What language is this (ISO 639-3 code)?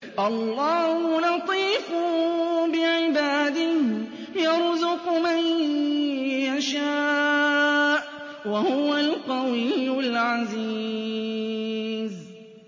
ara